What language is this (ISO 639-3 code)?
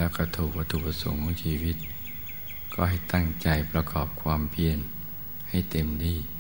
tha